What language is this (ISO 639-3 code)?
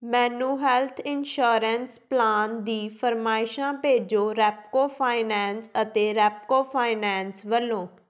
pan